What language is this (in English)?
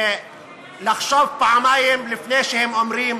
Hebrew